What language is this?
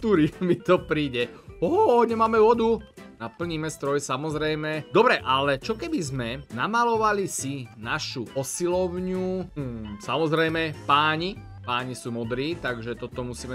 Slovak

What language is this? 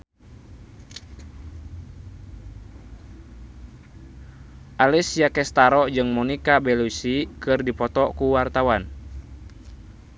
Sundanese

